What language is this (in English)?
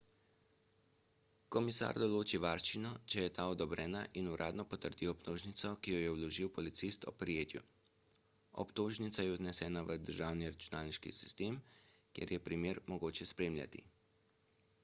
Slovenian